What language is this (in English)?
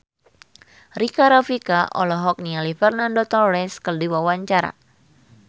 Sundanese